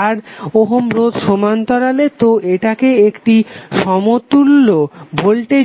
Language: Bangla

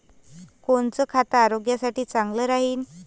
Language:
Marathi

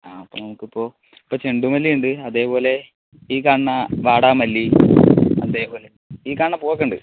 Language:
Malayalam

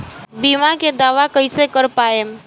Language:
Bhojpuri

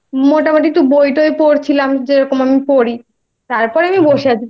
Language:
Bangla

